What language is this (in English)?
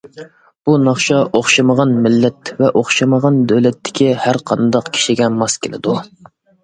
Uyghur